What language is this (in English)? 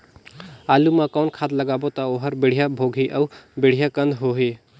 Chhattisgarhi